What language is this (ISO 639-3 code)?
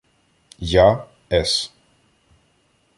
ukr